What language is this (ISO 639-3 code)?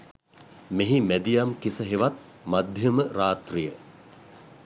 sin